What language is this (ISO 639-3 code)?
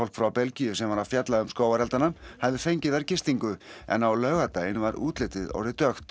isl